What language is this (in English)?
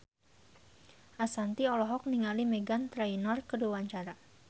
Sundanese